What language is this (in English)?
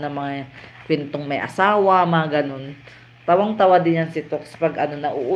Filipino